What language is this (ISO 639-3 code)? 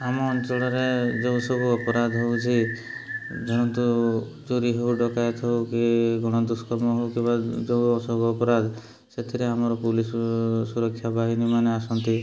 ori